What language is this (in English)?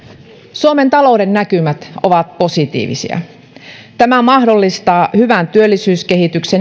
Finnish